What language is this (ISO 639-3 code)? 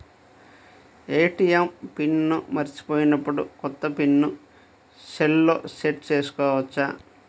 tel